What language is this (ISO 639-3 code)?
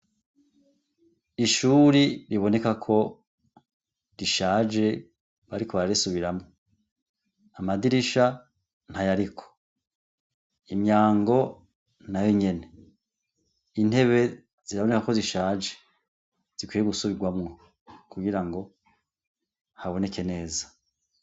run